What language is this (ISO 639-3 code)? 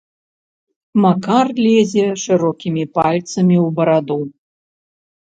bel